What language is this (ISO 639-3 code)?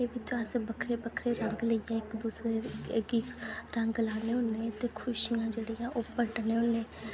doi